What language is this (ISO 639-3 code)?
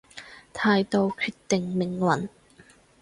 yue